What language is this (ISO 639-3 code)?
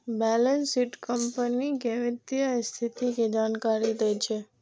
mai